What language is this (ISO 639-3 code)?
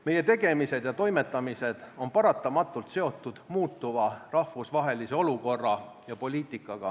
est